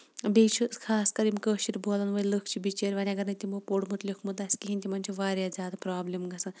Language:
Kashmiri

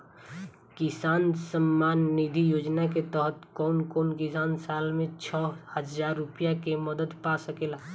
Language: Bhojpuri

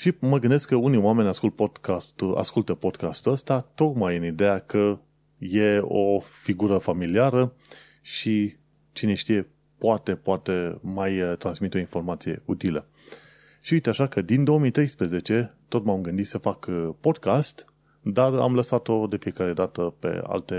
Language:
Romanian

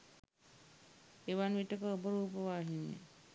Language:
Sinhala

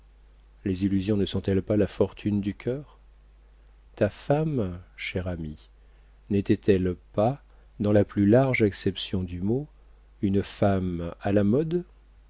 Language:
French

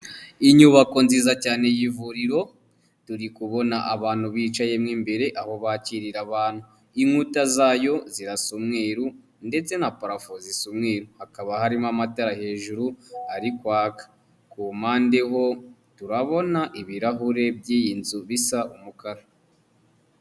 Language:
Kinyarwanda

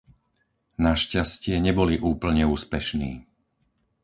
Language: Slovak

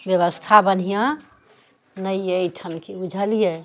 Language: Maithili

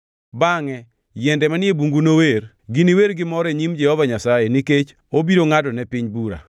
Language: Luo (Kenya and Tanzania)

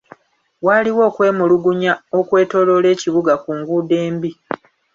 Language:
Ganda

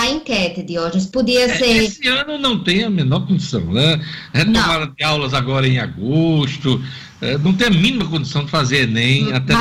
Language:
Portuguese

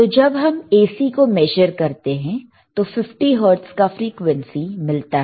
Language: Hindi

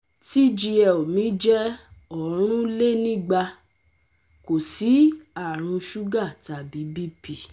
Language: Yoruba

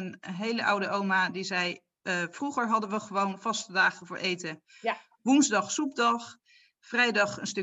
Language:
Dutch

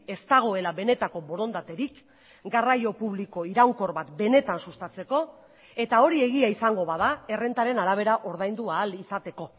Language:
Basque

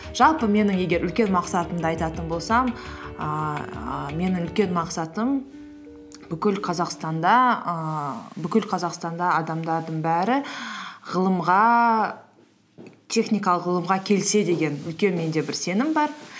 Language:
Kazakh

